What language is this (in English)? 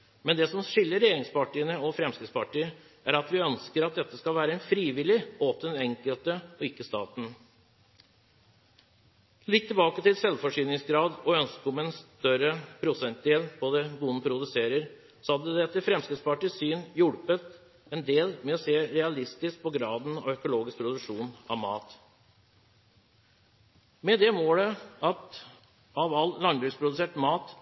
Norwegian Bokmål